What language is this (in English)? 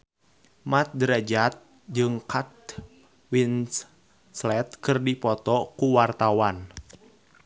Sundanese